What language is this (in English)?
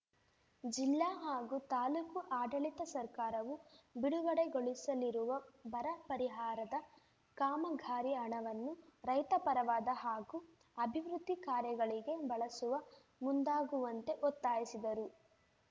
Kannada